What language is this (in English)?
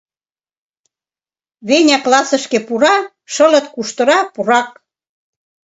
Mari